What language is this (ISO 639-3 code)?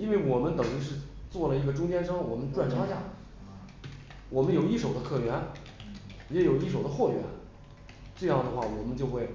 zho